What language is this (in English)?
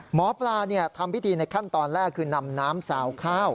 Thai